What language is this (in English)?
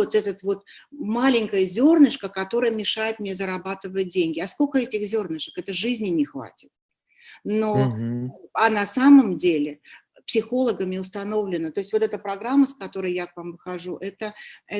Russian